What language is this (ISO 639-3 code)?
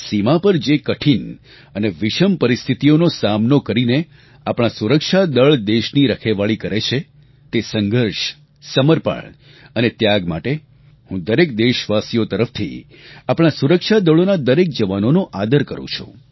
guj